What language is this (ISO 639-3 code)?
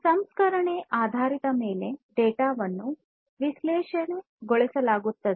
kan